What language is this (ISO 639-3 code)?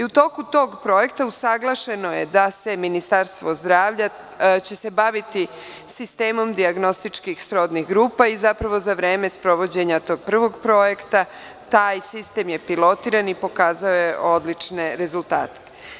srp